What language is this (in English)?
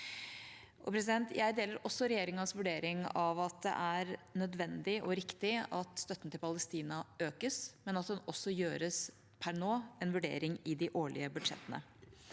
Norwegian